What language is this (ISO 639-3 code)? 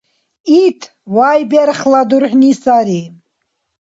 dar